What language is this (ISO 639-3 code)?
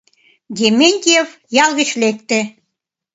chm